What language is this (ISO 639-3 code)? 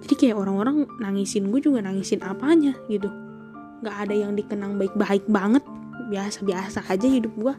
ind